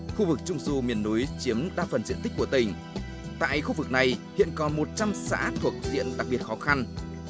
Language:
Vietnamese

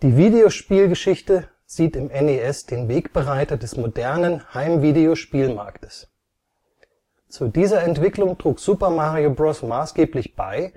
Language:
German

